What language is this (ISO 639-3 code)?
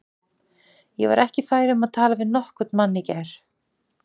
isl